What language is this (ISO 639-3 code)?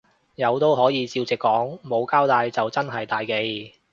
yue